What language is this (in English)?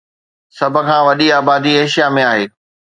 Sindhi